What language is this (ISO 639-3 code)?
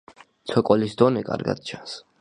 kat